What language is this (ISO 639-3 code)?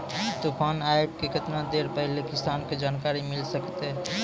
mai